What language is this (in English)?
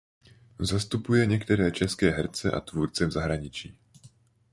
Czech